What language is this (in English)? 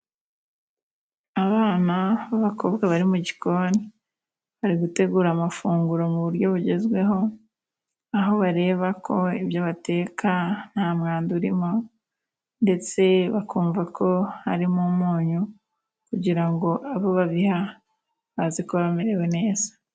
Kinyarwanda